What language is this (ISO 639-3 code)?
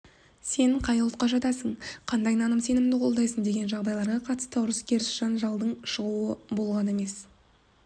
kaz